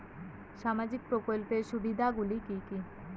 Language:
Bangla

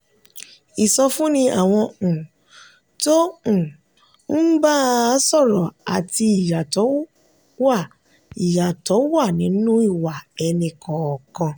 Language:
Yoruba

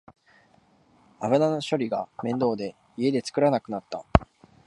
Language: Japanese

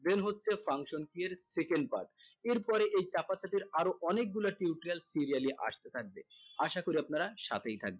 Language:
Bangla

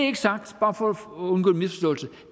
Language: Danish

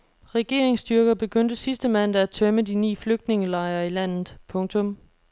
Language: Danish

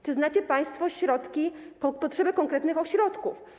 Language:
Polish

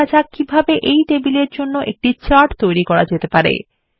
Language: Bangla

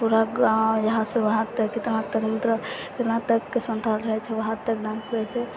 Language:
Maithili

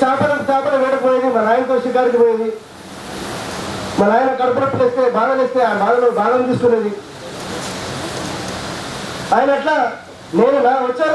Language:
Portuguese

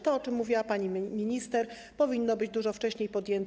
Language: Polish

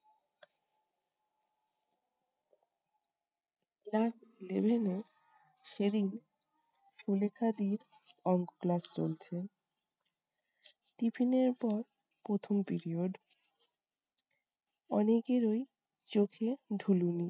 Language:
Bangla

